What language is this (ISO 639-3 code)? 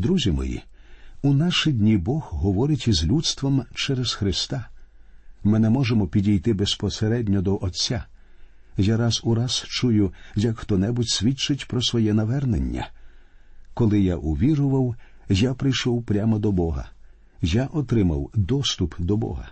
ukr